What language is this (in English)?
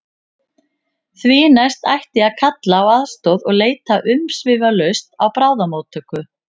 Icelandic